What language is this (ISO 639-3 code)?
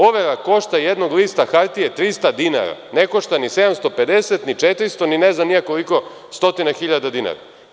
srp